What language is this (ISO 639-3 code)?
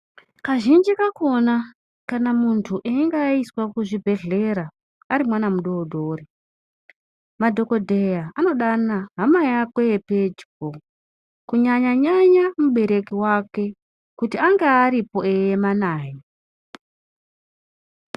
ndc